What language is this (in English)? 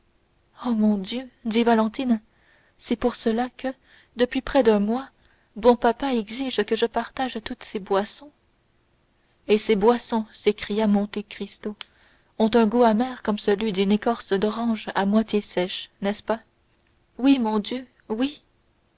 French